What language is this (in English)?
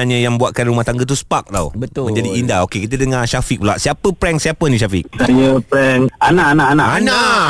Malay